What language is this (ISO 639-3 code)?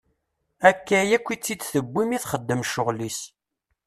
kab